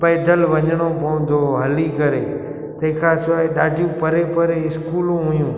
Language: Sindhi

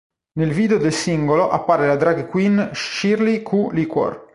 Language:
Italian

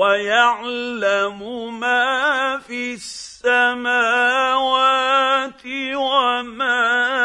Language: Arabic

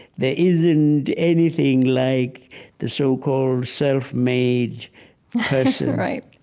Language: English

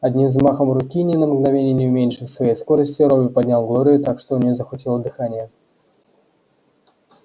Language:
Russian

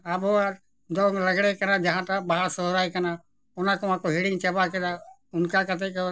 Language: Santali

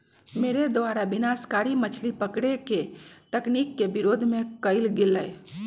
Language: Magahi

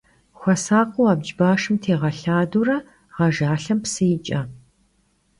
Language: Kabardian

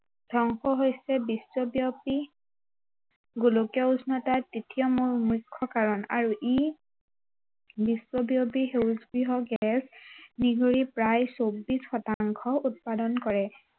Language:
Assamese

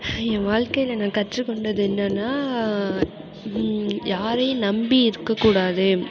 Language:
Tamil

